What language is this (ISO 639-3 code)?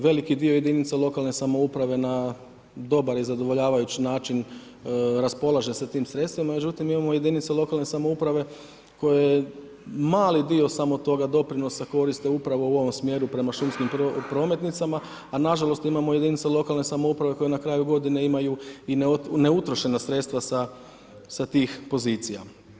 hrv